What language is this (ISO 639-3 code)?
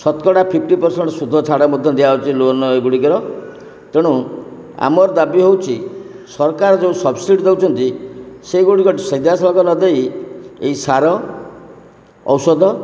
ori